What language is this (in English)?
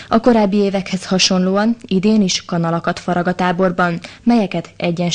Hungarian